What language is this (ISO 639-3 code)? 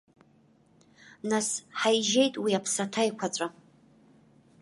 abk